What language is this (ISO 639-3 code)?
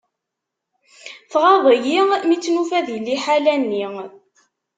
kab